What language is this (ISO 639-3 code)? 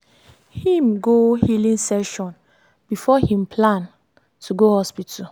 pcm